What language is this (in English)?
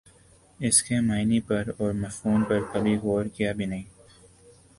Urdu